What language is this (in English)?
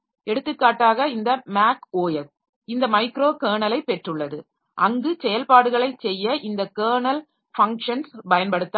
Tamil